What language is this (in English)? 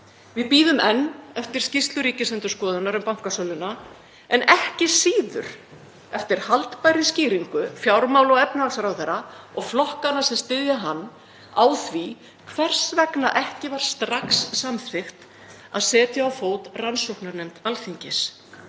Icelandic